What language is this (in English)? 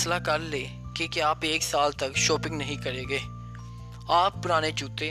Urdu